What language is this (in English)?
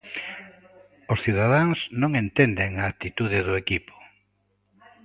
Galician